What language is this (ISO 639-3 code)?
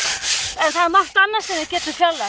isl